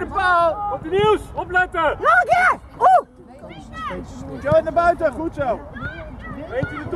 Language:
Dutch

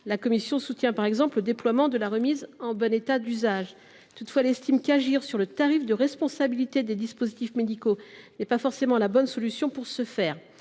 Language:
French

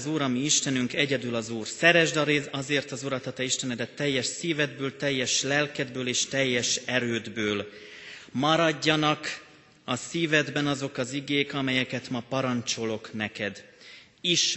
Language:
Hungarian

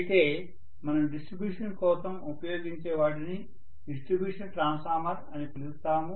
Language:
Telugu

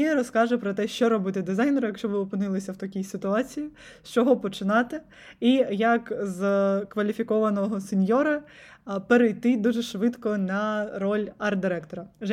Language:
Ukrainian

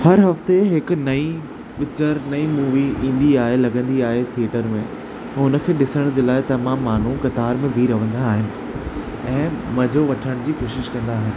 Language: Sindhi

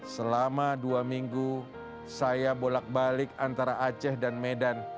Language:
Indonesian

